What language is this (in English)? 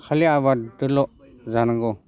Bodo